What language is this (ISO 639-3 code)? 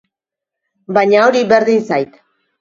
eus